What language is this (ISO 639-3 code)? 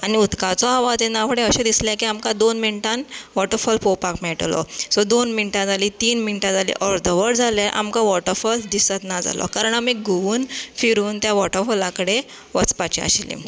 kok